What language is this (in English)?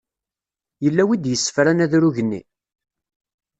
Kabyle